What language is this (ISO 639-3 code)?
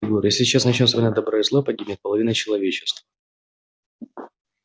rus